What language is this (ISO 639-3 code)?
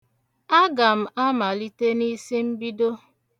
ibo